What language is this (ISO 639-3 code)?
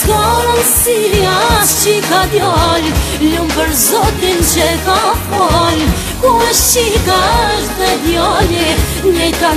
ara